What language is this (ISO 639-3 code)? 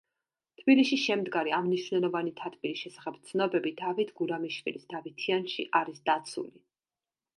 kat